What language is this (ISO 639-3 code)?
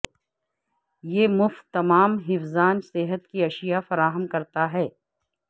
urd